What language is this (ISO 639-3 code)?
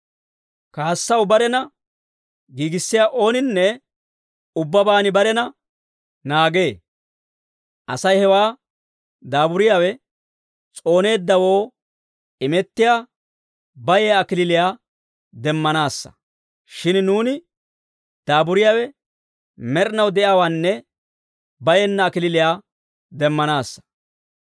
dwr